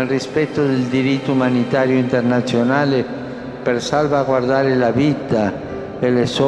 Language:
Italian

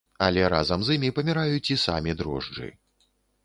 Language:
Belarusian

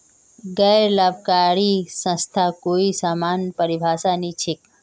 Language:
Magahi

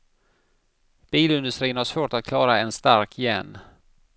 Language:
Swedish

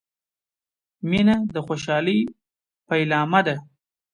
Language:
Pashto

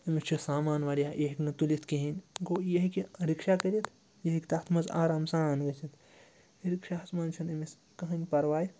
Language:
Kashmiri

